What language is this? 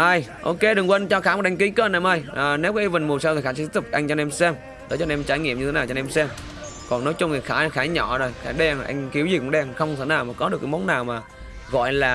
Vietnamese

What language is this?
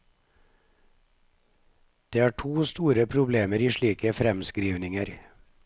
Norwegian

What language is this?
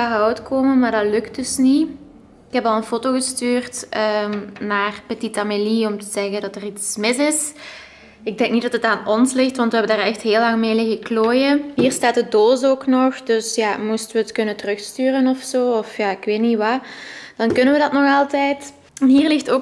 Dutch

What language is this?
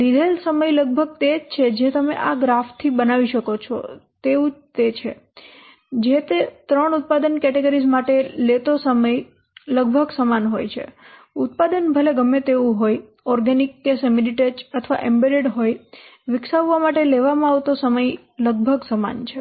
Gujarati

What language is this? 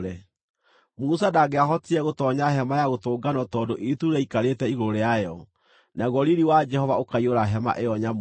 Kikuyu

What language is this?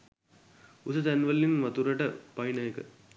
Sinhala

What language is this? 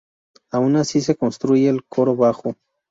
Spanish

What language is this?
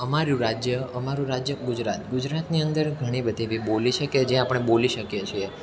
Gujarati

